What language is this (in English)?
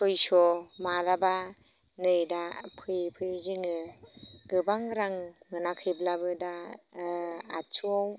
Bodo